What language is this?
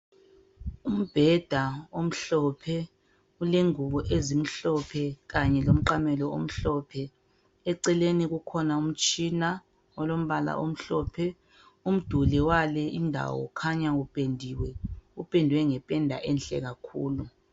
North Ndebele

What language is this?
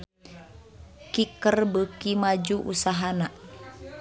Sundanese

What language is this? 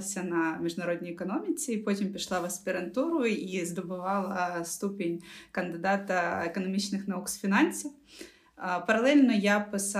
Ukrainian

